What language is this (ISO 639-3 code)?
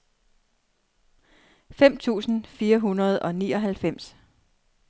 dan